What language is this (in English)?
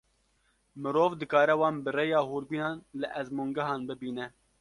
Kurdish